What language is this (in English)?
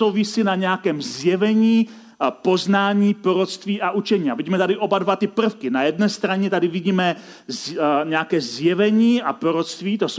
Czech